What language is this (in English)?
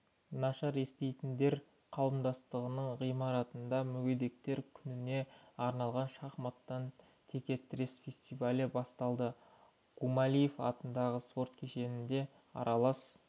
Kazakh